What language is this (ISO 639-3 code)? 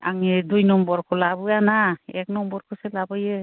brx